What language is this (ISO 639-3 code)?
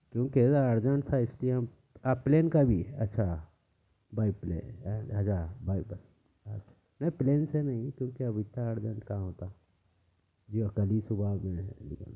urd